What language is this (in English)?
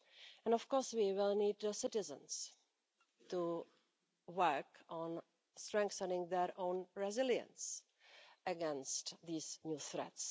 English